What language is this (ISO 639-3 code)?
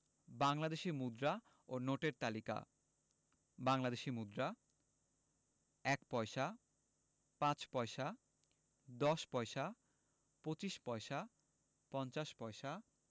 ben